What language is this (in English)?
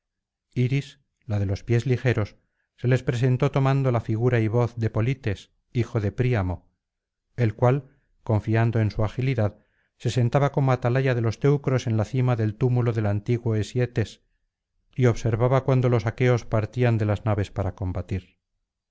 Spanish